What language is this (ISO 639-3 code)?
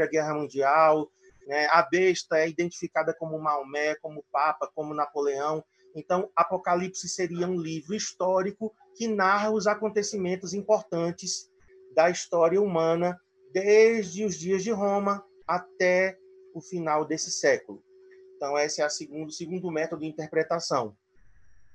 por